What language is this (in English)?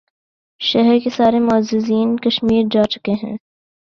Urdu